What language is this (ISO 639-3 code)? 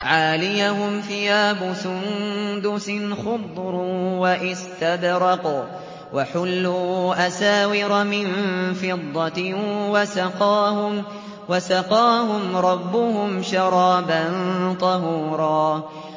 ara